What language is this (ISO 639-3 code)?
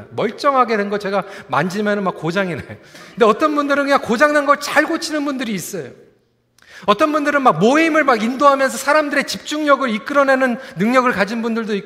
kor